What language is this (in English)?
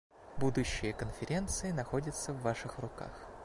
Russian